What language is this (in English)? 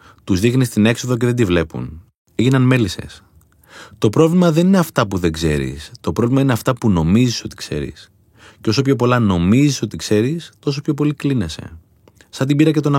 Greek